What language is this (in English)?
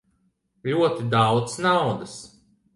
Latvian